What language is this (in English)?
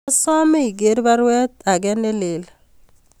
Kalenjin